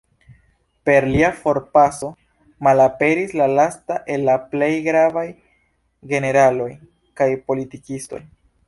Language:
Esperanto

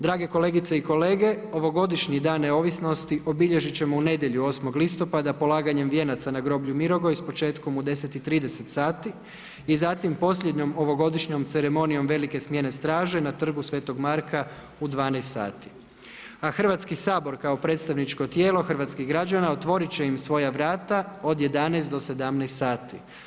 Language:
Croatian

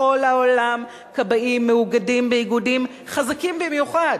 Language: Hebrew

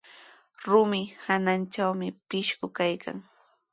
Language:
Sihuas Ancash Quechua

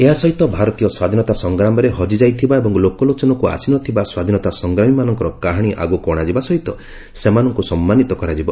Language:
Odia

